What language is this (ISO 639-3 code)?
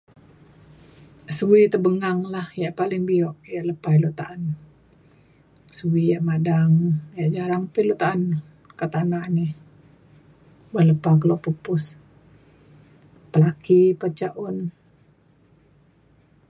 xkl